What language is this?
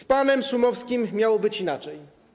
Polish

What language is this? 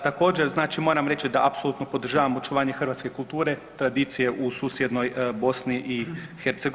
Croatian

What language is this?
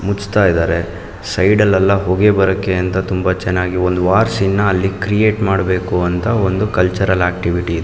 Kannada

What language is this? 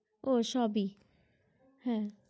Bangla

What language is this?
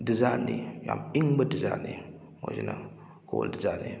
Manipuri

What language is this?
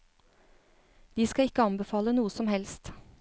Norwegian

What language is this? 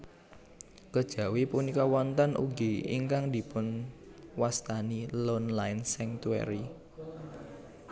Javanese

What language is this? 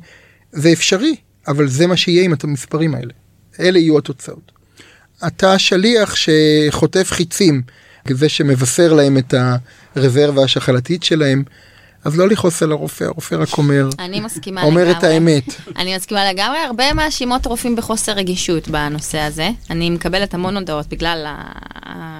Hebrew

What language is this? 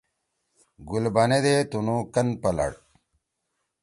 Torwali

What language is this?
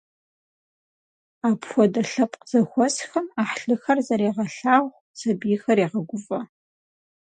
Kabardian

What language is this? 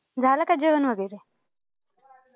Marathi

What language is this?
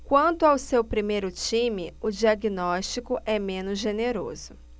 Portuguese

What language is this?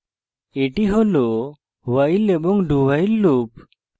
Bangla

